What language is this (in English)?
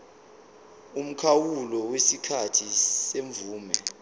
Zulu